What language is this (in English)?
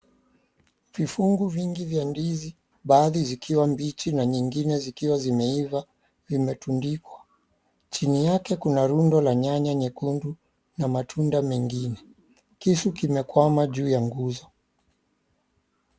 Swahili